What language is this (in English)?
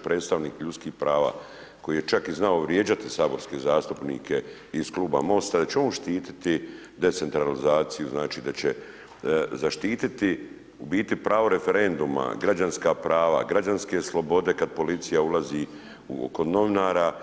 Croatian